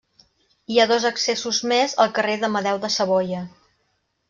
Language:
Catalan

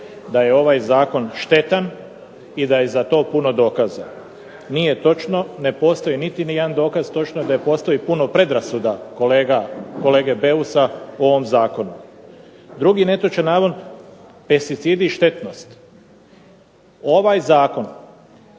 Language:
Croatian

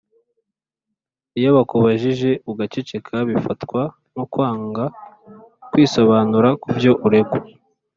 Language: Kinyarwanda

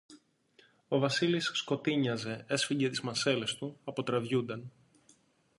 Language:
Greek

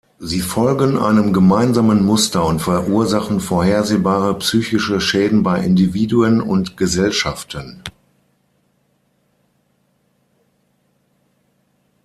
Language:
German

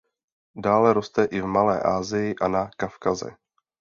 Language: Czech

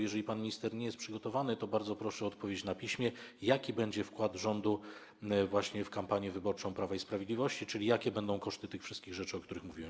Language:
Polish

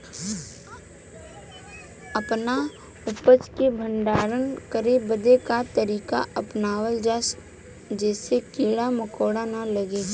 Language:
Bhojpuri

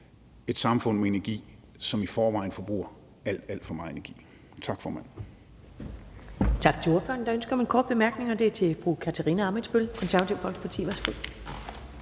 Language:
Danish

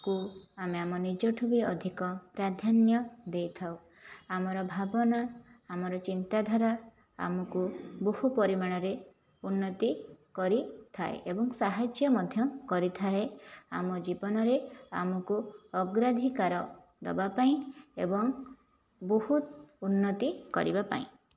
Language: Odia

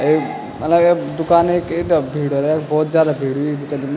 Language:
Garhwali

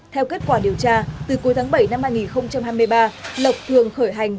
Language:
Vietnamese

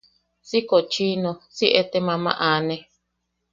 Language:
Yaqui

